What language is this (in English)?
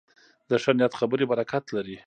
Pashto